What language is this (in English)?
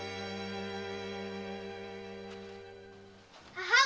Japanese